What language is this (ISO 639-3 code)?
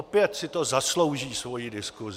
ces